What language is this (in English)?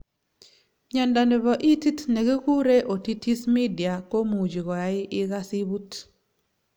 Kalenjin